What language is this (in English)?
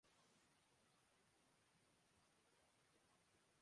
Urdu